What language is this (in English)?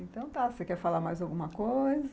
Portuguese